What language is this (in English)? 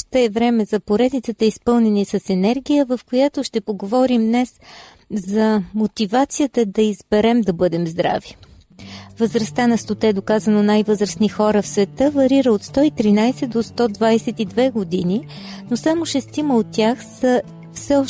Bulgarian